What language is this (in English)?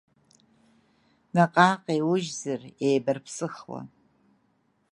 Abkhazian